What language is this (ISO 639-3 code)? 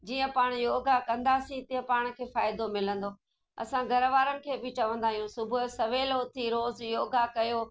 snd